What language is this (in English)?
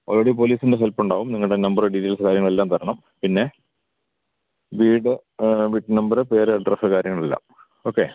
Malayalam